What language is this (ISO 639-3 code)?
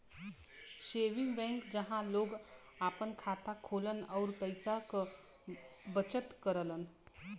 bho